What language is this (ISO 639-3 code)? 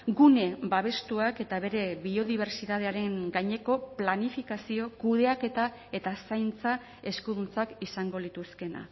eus